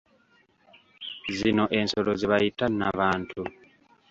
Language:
Ganda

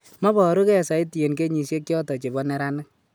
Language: Kalenjin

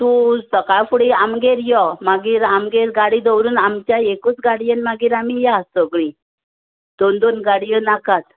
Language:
Konkani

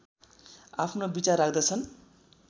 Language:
Nepali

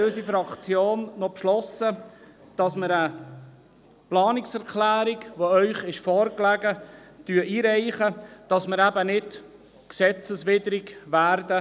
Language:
Swiss German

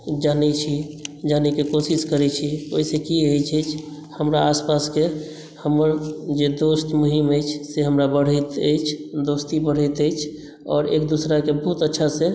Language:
Maithili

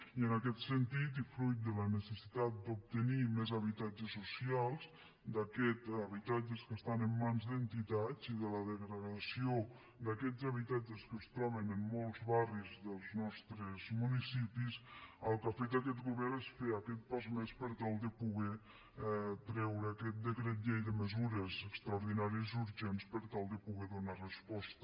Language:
Catalan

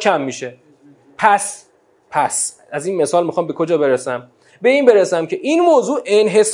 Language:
Persian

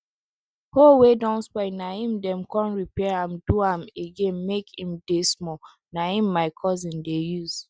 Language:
Nigerian Pidgin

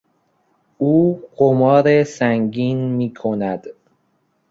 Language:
Persian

